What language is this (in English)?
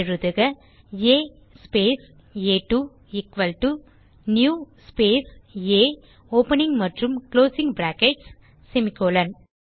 Tamil